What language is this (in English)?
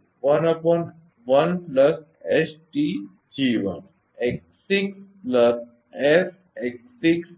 Gujarati